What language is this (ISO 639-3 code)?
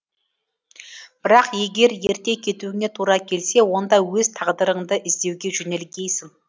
kaz